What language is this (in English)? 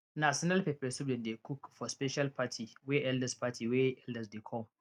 Nigerian Pidgin